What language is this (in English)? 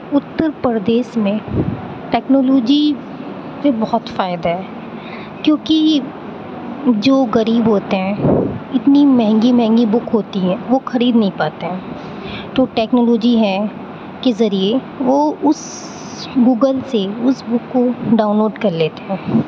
Urdu